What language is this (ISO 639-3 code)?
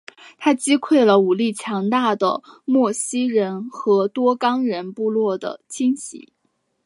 zho